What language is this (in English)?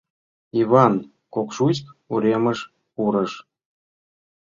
Mari